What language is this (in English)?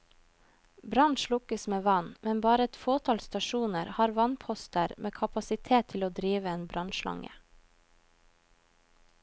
Norwegian